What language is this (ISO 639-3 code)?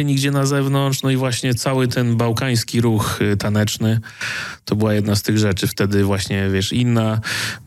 pol